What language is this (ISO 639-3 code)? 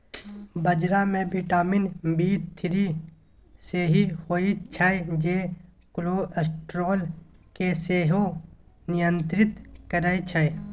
mai